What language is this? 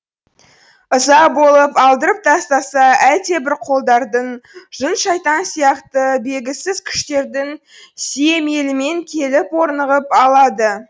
Kazakh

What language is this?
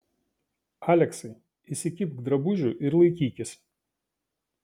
Lithuanian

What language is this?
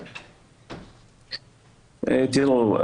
Hebrew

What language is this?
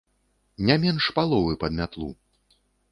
Belarusian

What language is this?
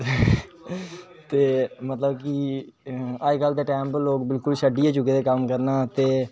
Dogri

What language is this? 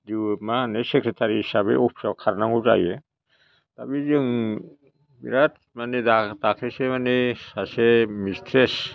Bodo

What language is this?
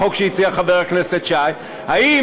Hebrew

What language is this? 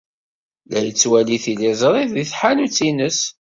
Kabyle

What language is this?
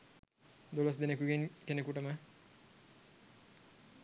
Sinhala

